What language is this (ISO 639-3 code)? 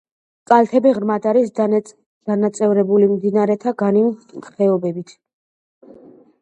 kat